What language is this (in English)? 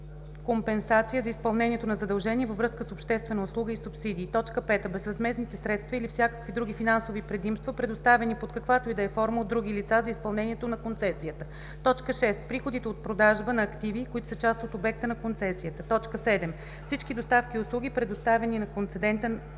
Bulgarian